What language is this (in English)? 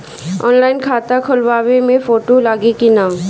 Bhojpuri